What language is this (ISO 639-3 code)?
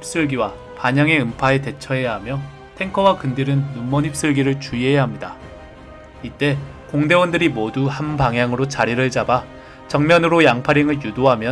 kor